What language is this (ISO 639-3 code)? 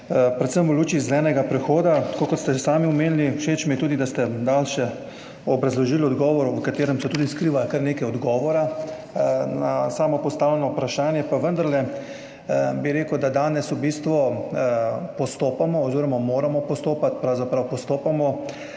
slv